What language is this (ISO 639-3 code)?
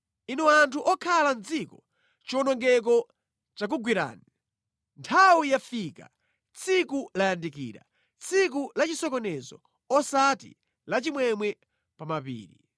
nya